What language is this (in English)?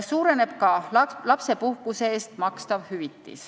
Estonian